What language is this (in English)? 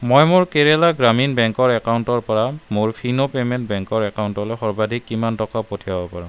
Assamese